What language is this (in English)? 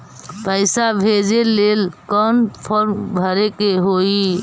Magahi